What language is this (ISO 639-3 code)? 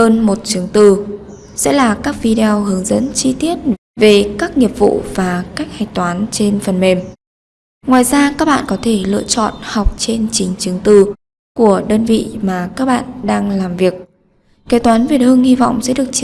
vie